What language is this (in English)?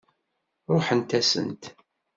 Kabyle